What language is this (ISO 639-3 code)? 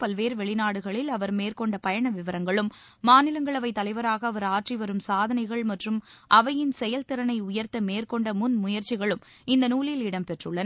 tam